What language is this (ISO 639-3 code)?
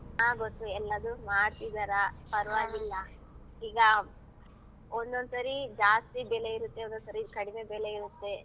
kan